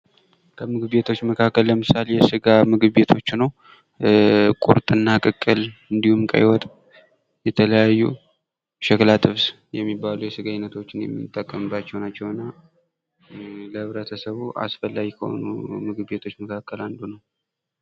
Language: Amharic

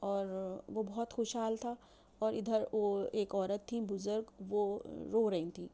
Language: Urdu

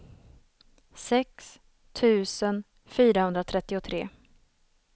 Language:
Swedish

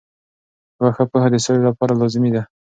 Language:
Pashto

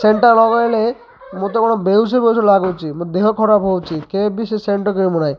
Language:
Odia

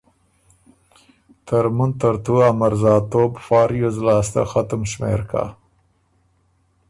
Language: Ormuri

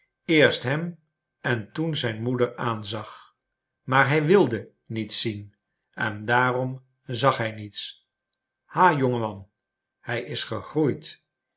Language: Dutch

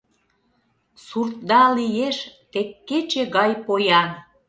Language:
Mari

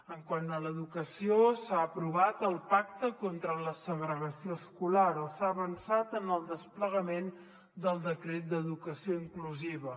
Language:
Catalan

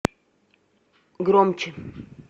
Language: Russian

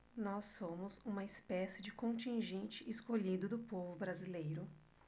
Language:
Portuguese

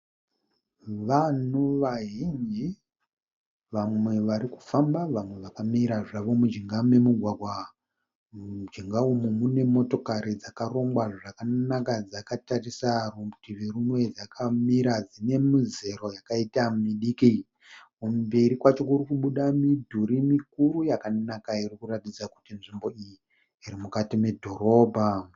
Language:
Shona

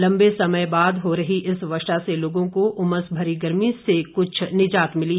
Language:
Hindi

